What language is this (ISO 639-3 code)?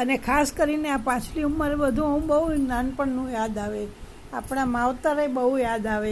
guj